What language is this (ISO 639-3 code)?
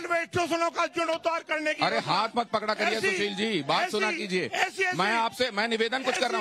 hin